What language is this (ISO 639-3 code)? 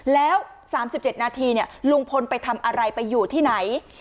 tha